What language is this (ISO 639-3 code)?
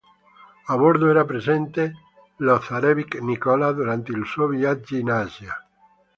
ita